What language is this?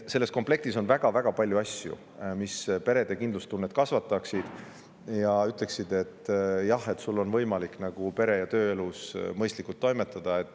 Estonian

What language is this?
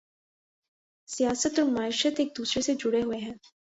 Urdu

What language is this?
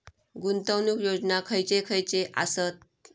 Marathi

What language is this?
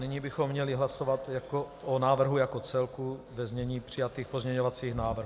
Czech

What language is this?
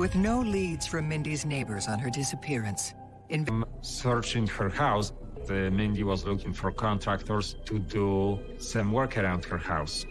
English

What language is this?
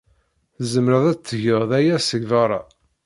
Kabyle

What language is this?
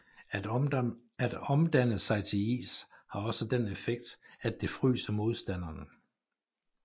Danish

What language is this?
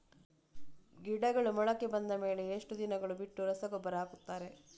Kannada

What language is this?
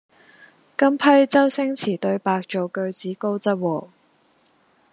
Cantonese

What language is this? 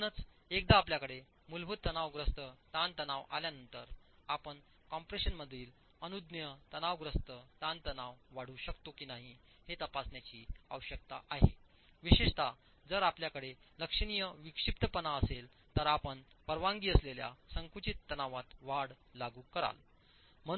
Marathi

